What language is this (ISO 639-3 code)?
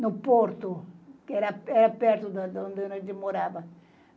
por